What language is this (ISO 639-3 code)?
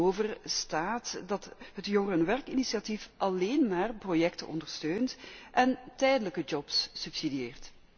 nld